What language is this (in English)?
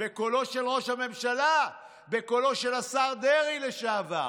Hebrew